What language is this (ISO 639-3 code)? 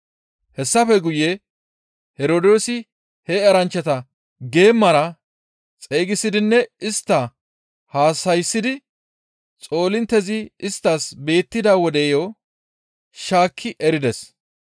gmv